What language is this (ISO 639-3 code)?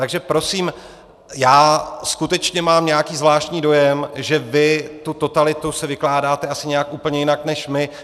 ces